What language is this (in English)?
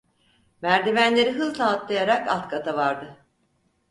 Turkish